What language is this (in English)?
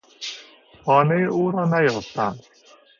Persian